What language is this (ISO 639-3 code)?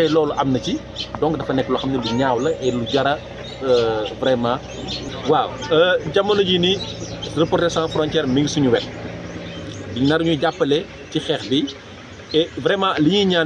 fra